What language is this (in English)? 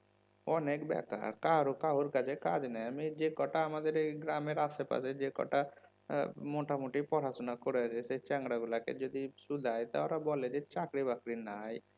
Bangla